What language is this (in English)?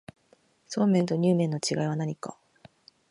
Japanese